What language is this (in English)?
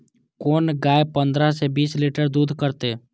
Maithili